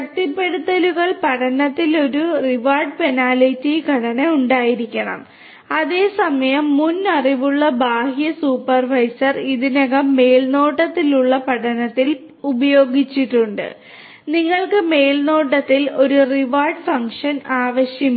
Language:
Malayalam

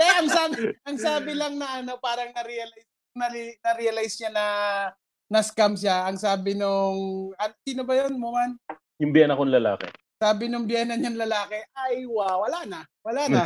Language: Filipino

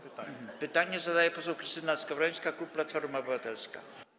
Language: Polish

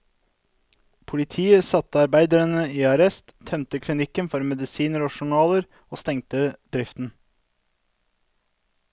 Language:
Norwegian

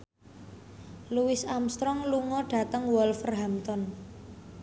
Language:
Javanese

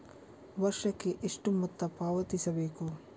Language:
Kannada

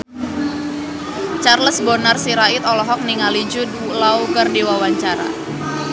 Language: Sundanese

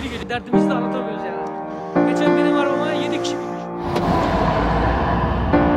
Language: Turkish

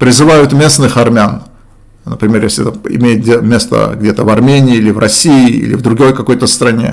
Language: Russian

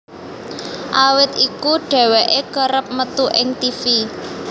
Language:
Javanese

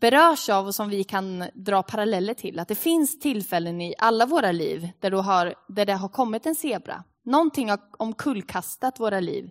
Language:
Swedish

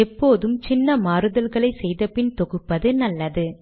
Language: Tamil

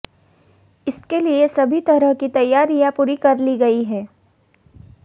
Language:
Hindi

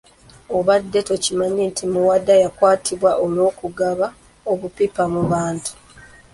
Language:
Ganda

